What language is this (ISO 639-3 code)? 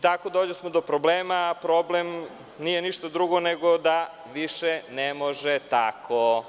srp